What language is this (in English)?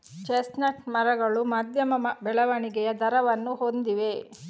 Kannada